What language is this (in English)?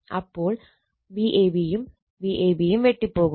Malayalam